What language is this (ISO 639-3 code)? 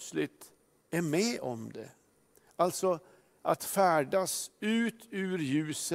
swe